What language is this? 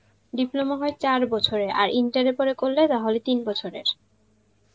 Bangla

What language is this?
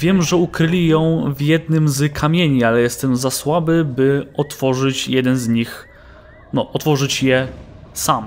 Polish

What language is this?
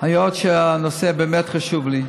Hebrew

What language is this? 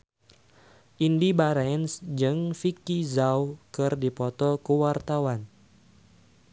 Sundanese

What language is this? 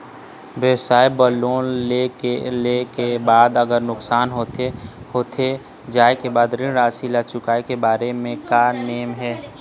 Chhattisgarhi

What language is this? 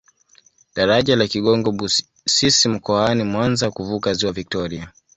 Swahili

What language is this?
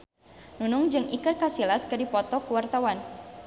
Sundanese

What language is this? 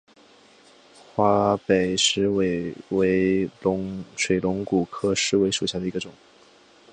Chinese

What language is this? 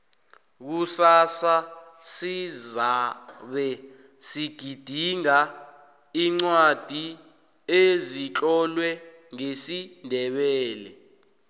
South Ndebele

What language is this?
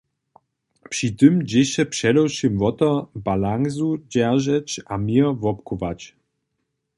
Upper Sorbian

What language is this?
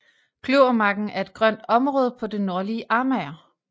Danish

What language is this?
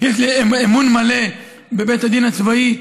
Hebrew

